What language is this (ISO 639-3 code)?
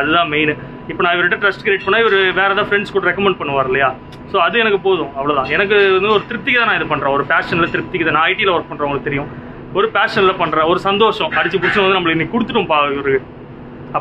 ron